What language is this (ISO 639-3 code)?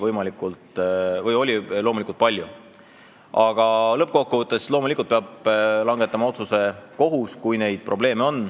est